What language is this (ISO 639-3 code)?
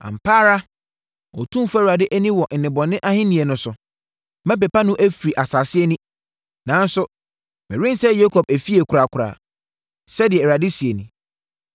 aka